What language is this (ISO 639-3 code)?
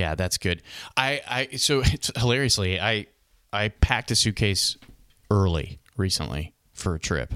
eng